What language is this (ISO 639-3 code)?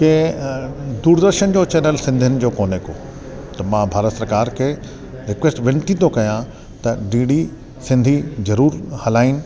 snd